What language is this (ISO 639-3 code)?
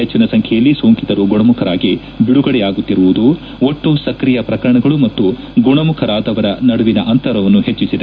kan